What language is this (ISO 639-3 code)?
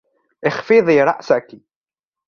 ara